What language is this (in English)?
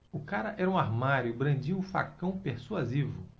Portuguese